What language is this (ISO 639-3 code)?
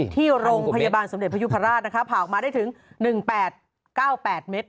tha